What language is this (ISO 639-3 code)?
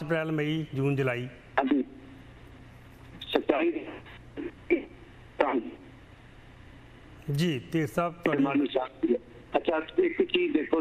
hin